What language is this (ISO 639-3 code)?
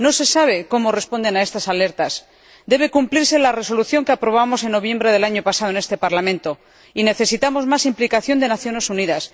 spa